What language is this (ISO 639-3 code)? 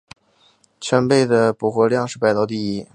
zho